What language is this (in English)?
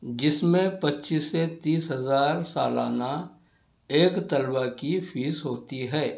Urdu